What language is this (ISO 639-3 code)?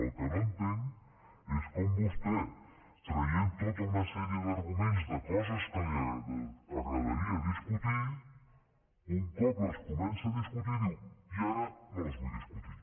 cat